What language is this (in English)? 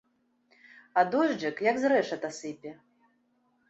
Belarusian